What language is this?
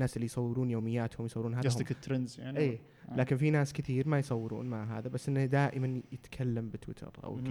Arabic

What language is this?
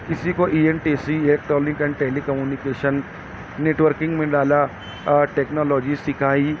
Urdu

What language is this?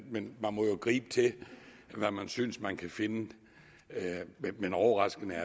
Danish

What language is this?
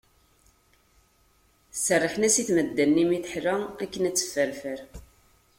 Kabyle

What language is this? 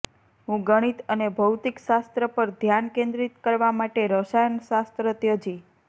Gujarati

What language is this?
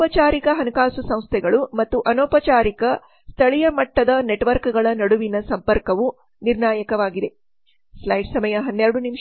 Kannada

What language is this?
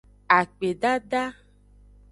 Aja (Benin)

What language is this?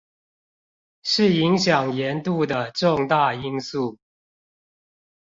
Chinese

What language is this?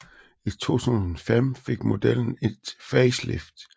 Danish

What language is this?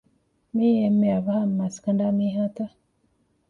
Divehi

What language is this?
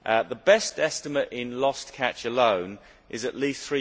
English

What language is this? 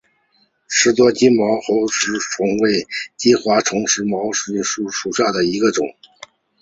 Chinese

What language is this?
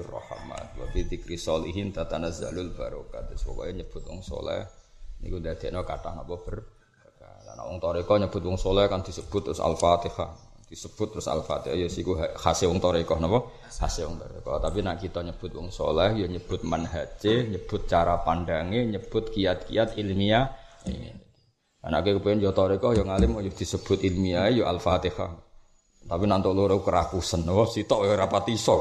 Malay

